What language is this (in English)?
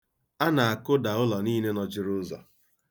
Igbo